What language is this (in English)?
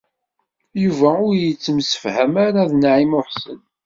Kabyle